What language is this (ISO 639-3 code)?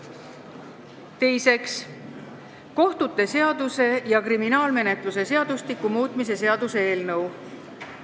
est